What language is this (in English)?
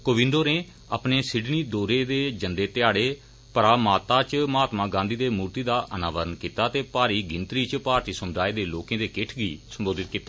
Dogri